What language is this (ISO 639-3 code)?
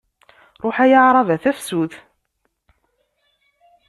kab